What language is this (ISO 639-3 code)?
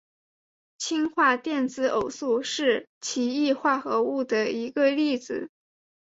zho